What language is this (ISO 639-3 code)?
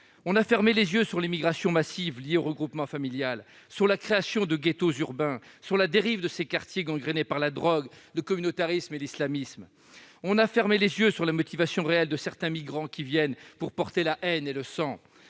fra